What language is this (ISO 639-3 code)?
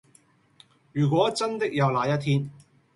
yue